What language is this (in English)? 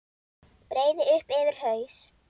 Icelandic